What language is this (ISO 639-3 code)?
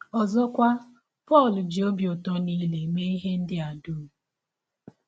ibo